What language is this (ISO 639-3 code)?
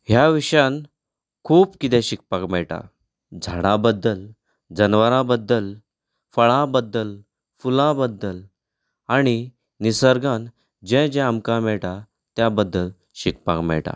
kok